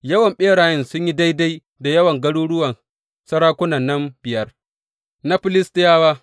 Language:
Hausa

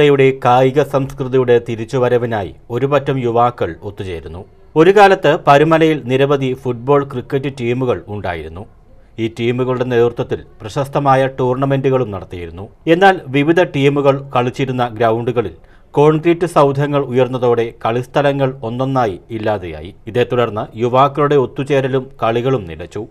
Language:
Malayalam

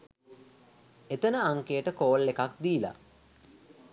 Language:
Sinhala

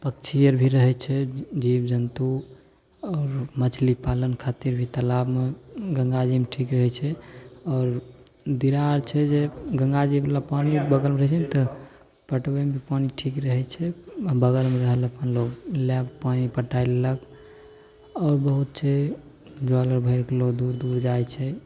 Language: Maithili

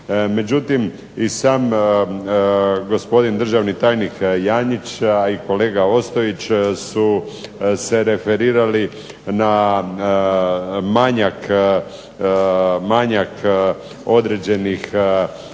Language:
Croatian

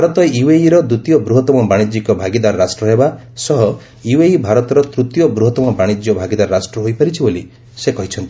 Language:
Odia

